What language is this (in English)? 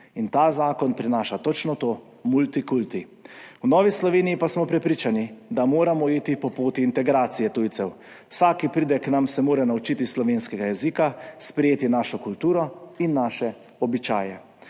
Slovenian